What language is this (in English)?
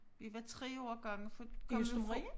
Danish